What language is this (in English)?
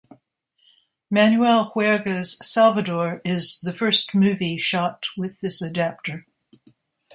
English